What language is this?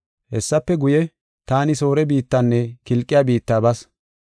Gofa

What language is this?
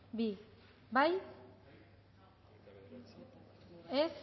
Basque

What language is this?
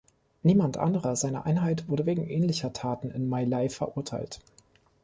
German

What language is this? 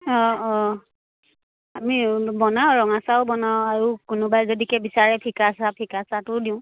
Assamese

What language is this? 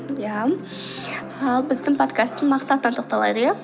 Kazakh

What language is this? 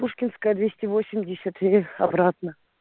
Russian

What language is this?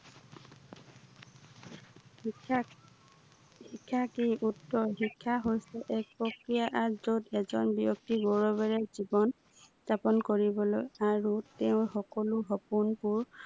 Assamese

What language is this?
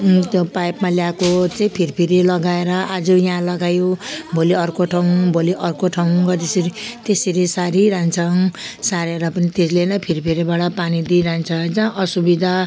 Nepali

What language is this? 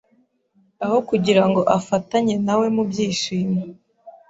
Kinyarwanda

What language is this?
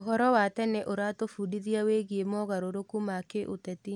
Kikuyu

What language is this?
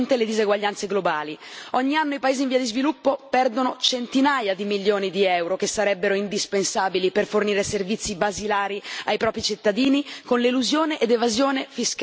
Italian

